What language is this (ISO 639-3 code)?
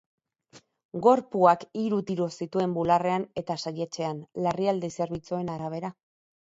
eus